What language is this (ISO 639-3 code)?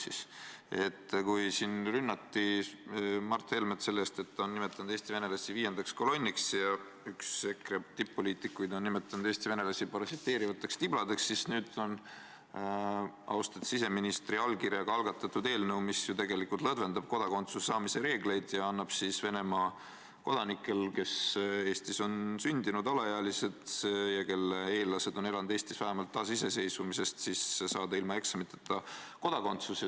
est